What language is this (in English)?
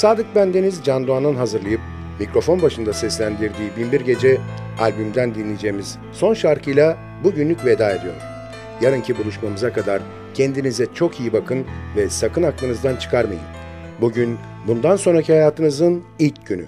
Turkish